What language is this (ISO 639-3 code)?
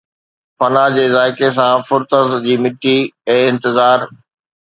snd